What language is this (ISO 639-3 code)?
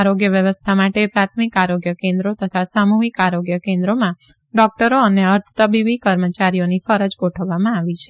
guj